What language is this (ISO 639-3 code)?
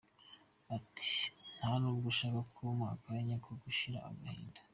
kin